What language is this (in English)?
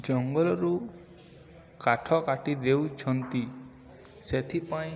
Odia